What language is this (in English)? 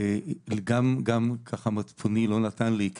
Hebrew